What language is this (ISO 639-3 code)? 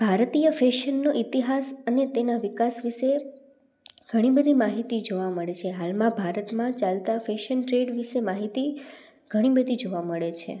guj